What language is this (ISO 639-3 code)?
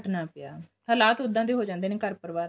pan